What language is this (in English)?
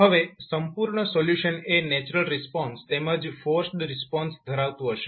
Gujarati